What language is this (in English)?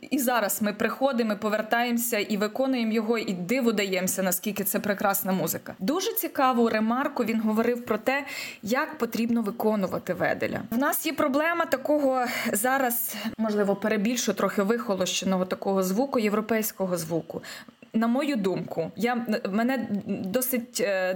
Ukrainian